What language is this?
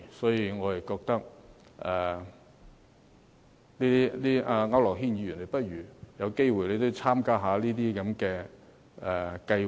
Cantonese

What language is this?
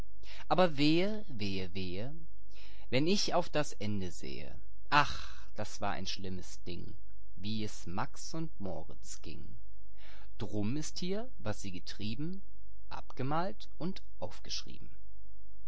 German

